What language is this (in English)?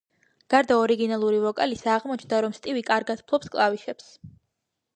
Georgian